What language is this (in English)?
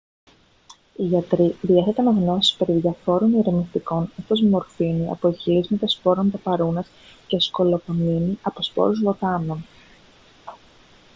Greek